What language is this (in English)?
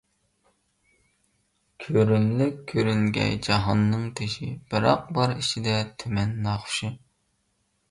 Uyghur